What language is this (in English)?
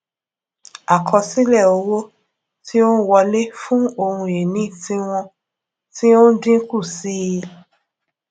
Yoruba